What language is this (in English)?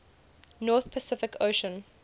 English